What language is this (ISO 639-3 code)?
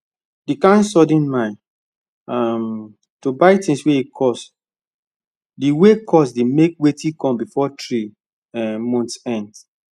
pcm